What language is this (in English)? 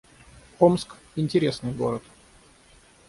Russian